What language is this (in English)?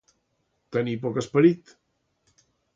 Catalan